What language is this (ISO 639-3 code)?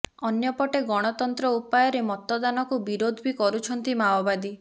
ori